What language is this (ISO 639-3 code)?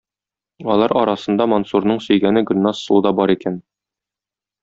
tat